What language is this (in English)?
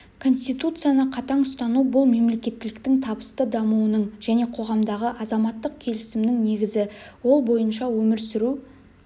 Kazakh